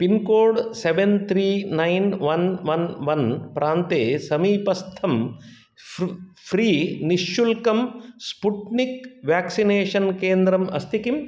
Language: Sanskrit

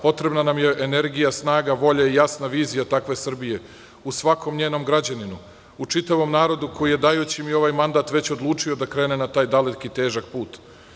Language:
Serbian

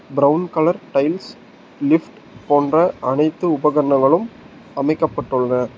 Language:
Tamil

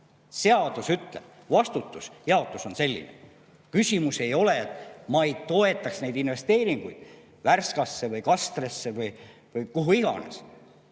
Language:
Estonian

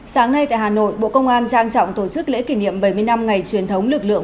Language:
Vietnamese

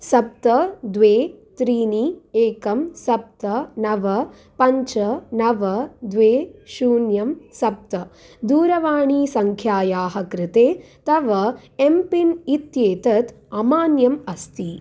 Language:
Sanskrit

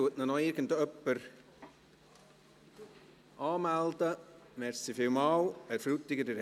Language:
Swiss German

